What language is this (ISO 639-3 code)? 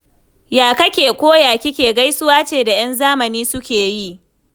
hau